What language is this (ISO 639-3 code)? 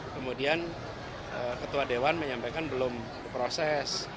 ind